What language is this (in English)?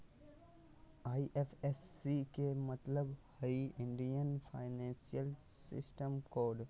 Magahi